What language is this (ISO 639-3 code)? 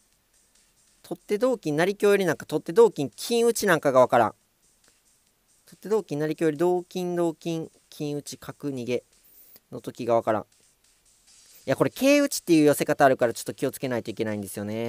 jpn